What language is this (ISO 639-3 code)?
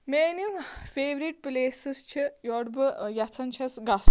kas